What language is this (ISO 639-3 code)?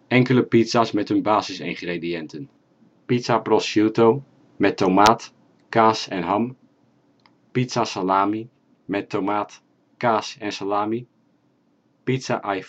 nld